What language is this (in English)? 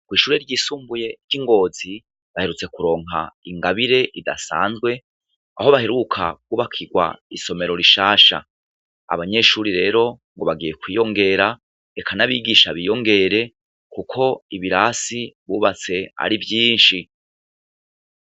Rundi